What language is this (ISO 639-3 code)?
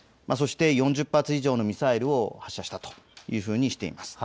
jpn